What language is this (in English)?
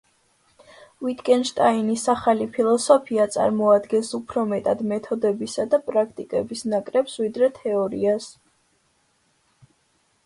Georgian